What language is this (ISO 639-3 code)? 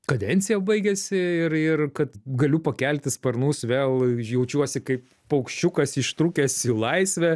lit